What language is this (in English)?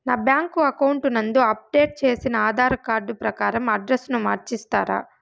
Telugu